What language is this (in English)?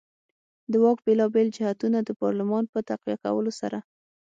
Pashto